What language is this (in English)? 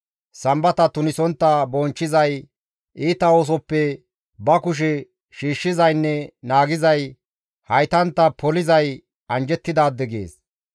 Gamo